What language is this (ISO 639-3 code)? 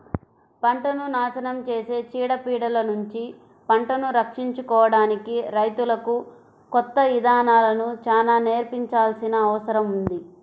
tel